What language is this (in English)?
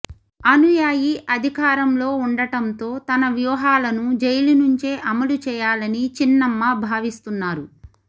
Telugu